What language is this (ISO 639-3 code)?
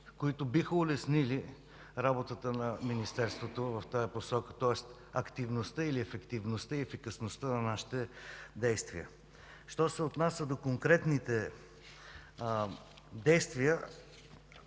bul